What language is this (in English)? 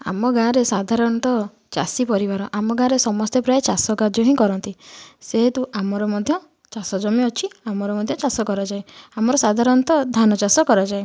Odia